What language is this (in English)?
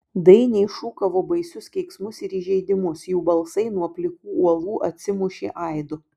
Lithuanian